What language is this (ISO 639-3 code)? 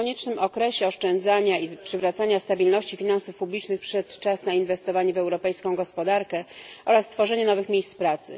pol